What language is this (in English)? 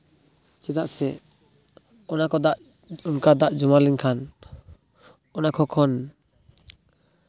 Santali